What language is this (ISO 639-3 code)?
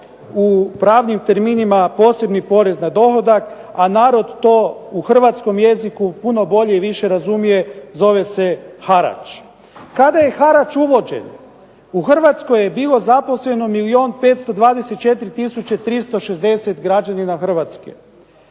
hrv